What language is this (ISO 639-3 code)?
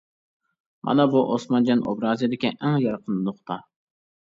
uig